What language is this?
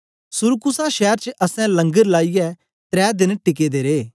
Dogri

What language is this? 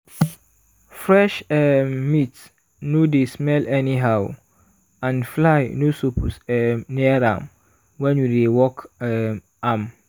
Nigerian Pidgin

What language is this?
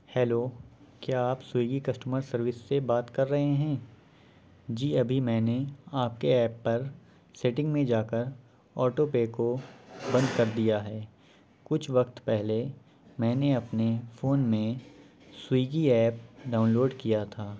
Urdu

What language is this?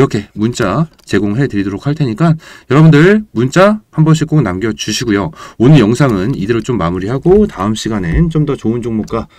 Korean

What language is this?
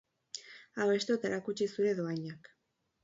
Basque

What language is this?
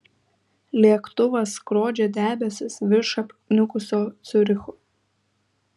Lithuanian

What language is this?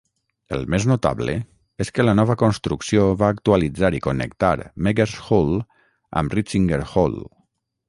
Catalan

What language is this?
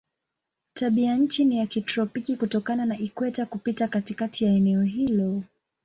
Swahili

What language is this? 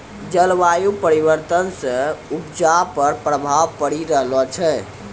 Maithili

